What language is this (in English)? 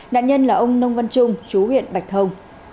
Vietnamese